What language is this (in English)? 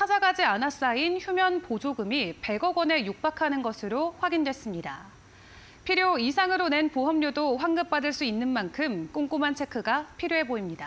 Korean